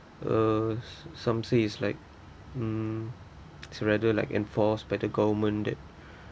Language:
English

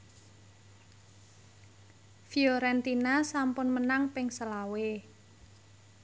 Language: Javanese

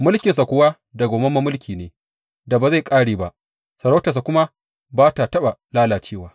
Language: Hausa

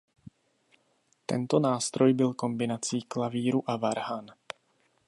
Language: Czech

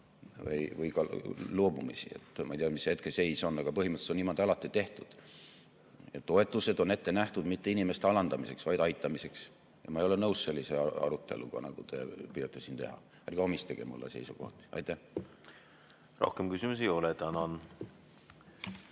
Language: Estonian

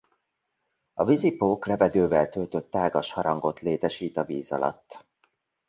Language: Hungarian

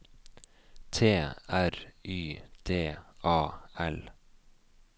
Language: Norwegian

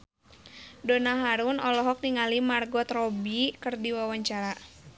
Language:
Sundanese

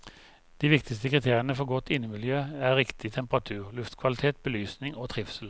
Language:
Norwegian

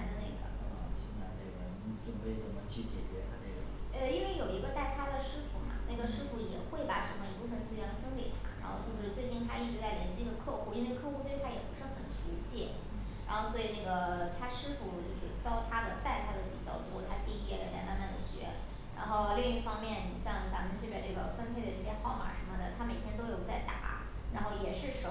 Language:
Chinese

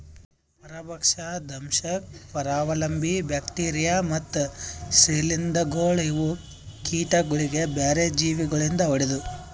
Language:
Kannada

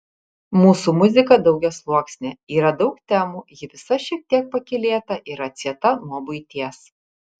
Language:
Lithuanian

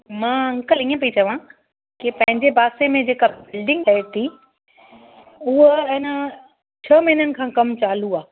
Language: Sindhi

